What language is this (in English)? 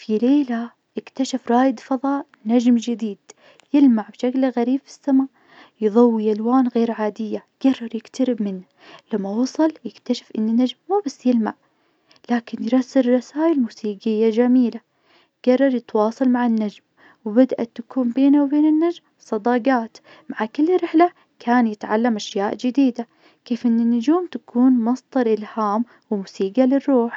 Najdi Arabic